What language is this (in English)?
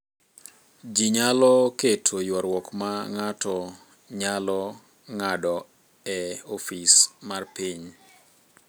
Luo (Kenya and Tanzania)